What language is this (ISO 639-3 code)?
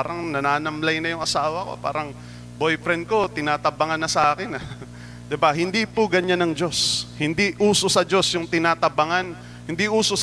fil